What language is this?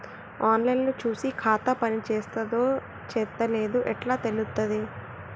Telugu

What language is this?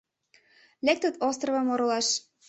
Mari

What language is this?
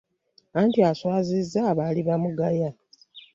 Ganda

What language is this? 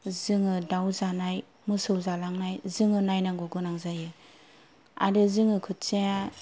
Bodo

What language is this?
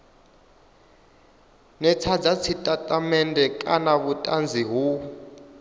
Venda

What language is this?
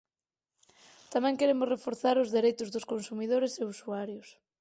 Galician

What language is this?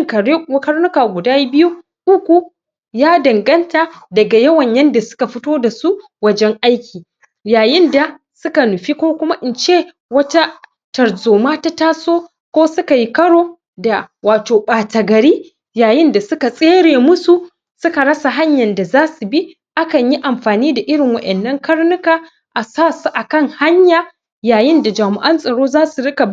Hausa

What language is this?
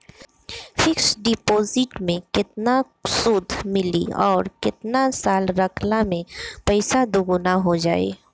Bhojpuri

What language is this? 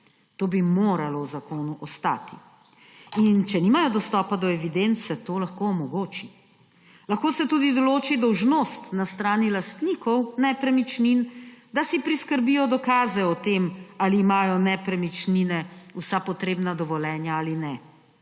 Slovenian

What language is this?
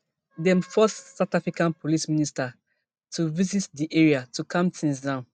Nigerian Pidgin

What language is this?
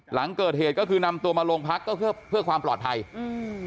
Thai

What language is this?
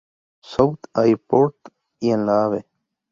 Spanish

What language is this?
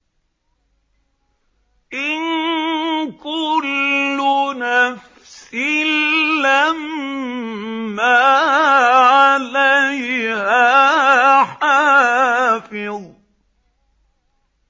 Arabic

